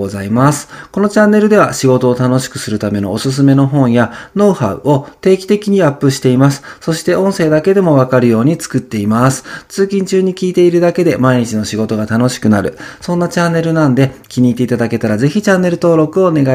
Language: Japanese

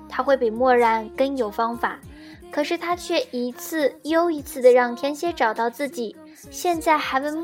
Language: Chinese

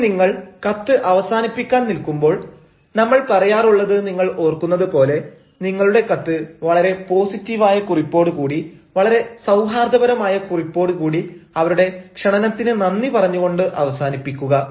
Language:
Malayalam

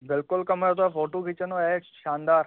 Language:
Sindhi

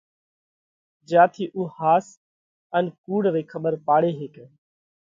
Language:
Parkari Koli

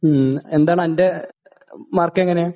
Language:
Malayalam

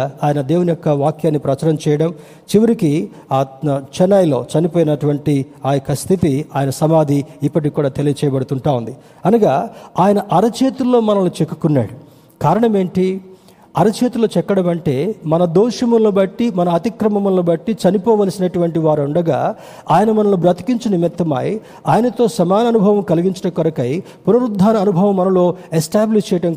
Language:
Telugu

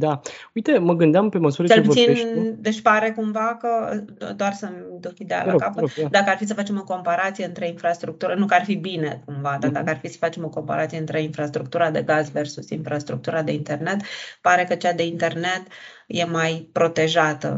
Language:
Romanian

